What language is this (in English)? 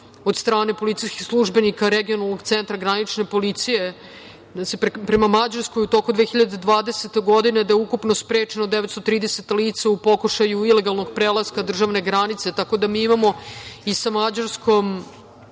Serbian